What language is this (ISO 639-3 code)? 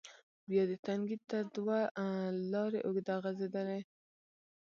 pus